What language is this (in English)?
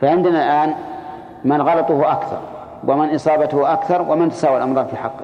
Arabic